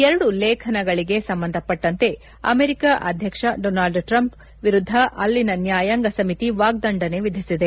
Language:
Kannada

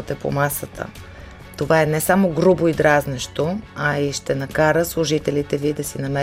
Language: Bulgarian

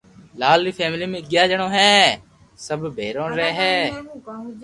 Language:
Loarki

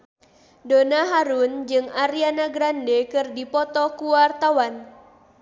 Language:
Sundanese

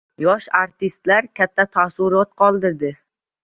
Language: Uzbek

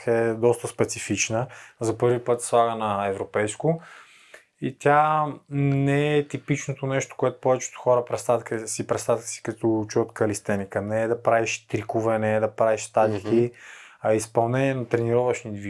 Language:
Bulgarian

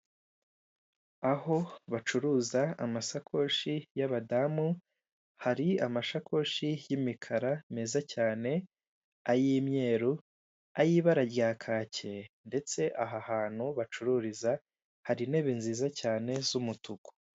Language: Kinyarwanda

